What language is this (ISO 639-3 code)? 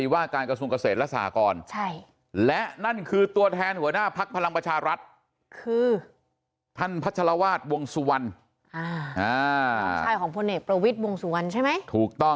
tha